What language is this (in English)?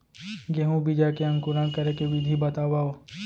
Chhattisgarhi